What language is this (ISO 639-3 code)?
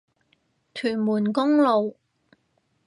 yue